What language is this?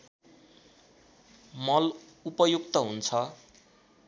Nepali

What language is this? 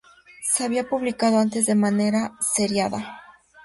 Spanish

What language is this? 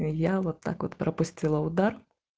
Russian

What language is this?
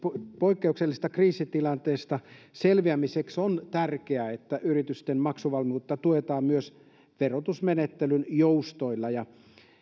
Finnish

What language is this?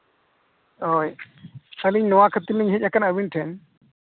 Santali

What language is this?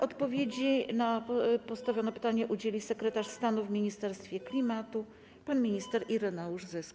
Polish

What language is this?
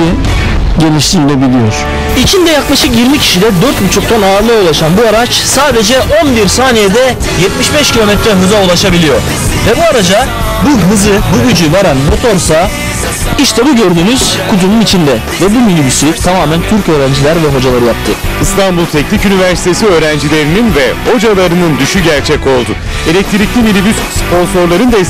Turkish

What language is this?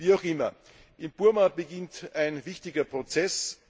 German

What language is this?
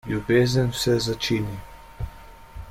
Slovenian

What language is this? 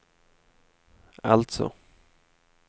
Swedish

